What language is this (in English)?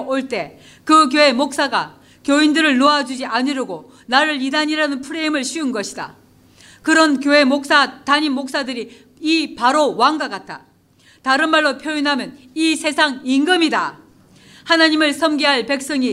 Korean